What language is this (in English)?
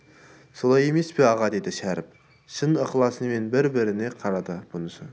Kazakh